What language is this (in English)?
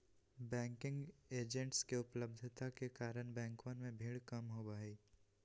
Magahi